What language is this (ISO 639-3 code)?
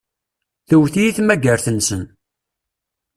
kab